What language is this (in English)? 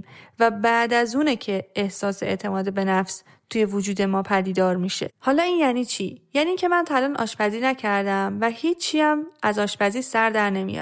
Persian